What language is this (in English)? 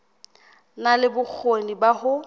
Southern Sotho